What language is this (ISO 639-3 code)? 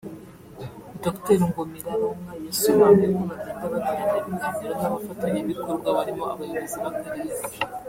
kin